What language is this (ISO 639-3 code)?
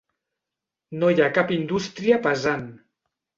cat